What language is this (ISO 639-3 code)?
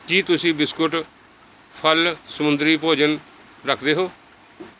pan